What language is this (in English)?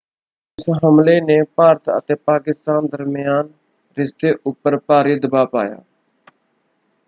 Punjabi